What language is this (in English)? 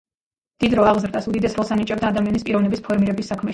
Georgian